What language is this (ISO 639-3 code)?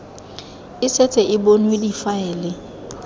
tsn